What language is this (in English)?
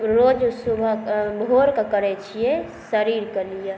Maithili